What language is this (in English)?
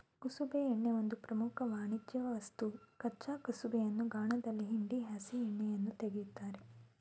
Kannada